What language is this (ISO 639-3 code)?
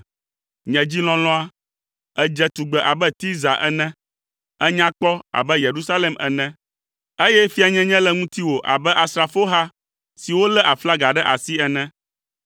ewe